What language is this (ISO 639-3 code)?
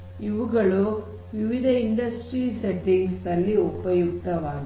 kan